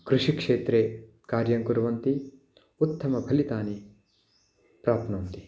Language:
Sanskrit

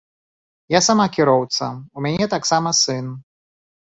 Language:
Belarusian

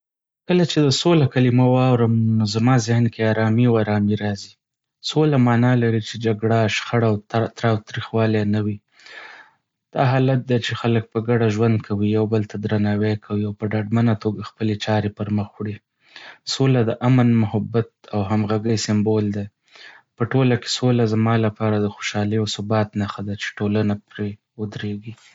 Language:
Pashto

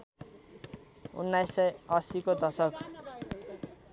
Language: Nepali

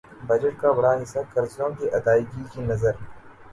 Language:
Urdu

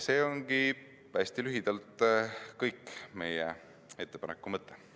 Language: Estonian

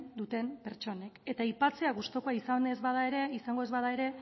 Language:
Basque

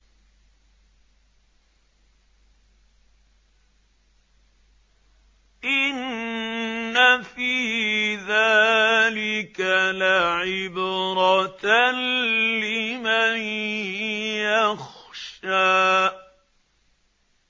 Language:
Arabic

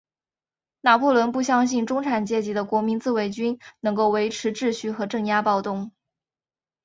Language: Chinese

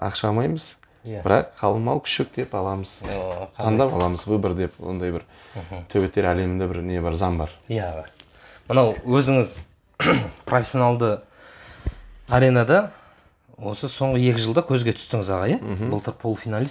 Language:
Turkish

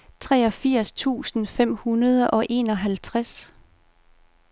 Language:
Danish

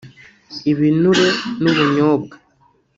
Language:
Kinyarwanda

